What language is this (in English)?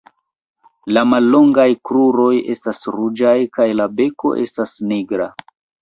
Esperanto